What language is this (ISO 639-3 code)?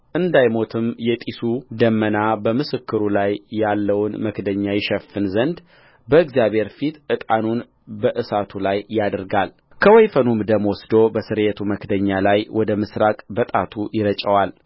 amh